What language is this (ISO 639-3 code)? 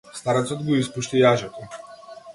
mkd